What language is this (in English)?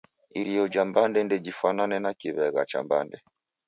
Taita